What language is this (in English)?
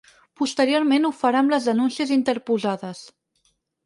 Catalan